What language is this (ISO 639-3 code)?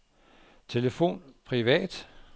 dan